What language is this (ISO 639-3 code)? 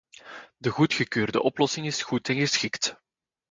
nld